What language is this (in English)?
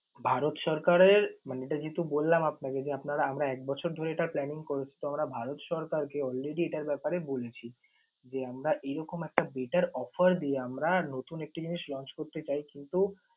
Bangla